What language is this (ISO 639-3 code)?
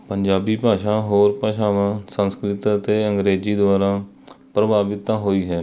pan